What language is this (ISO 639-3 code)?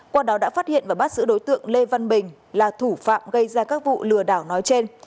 vie